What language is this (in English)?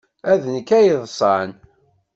Kabyle